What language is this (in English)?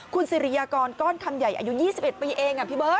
Thai